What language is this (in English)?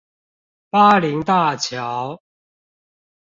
Chinese